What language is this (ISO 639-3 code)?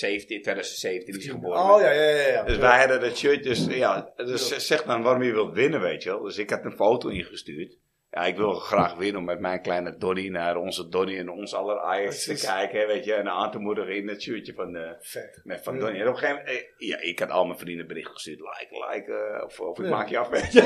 nld